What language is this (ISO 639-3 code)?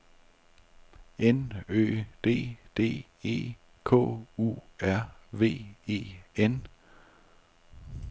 dan